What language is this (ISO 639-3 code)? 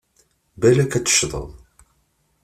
kab